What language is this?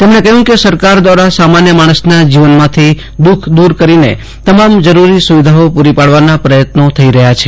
Gujarati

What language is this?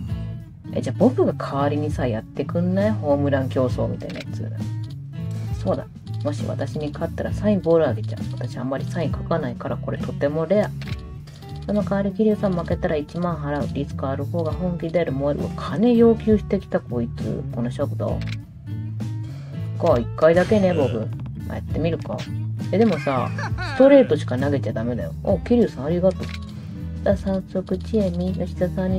Japanese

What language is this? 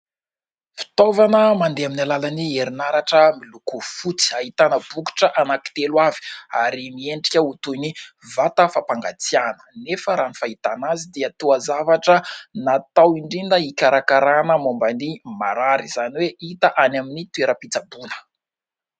Malagasy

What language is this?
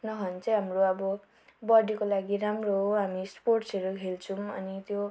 Nepali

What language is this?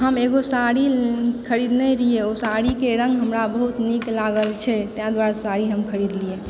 Maithili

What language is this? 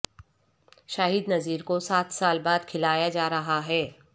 Urdu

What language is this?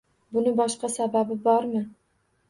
Uzbek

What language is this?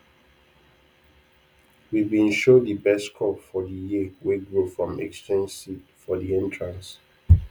Nigerian Pidgin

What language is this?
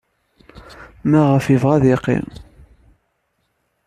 Kabyle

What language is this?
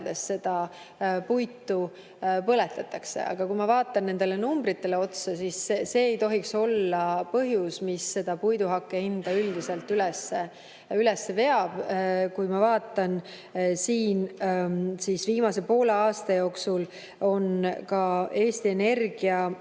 Estonian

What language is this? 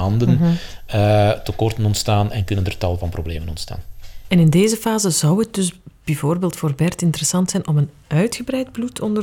Dutch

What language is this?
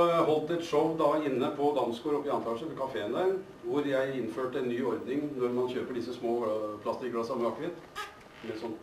Norwegian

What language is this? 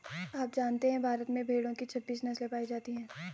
Hindi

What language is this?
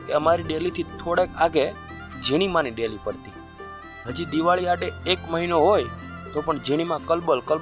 Gujarati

